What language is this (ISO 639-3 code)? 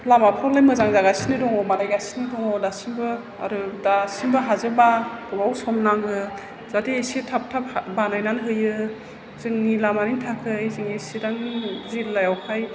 brx